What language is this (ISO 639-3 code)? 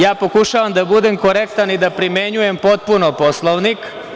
srp